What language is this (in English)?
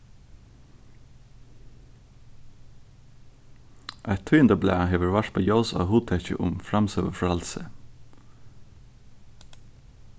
Faroese